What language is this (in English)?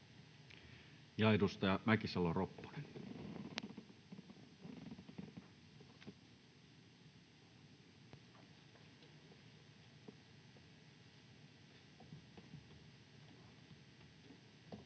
Finnish